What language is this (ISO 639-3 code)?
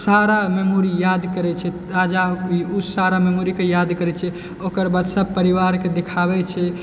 mai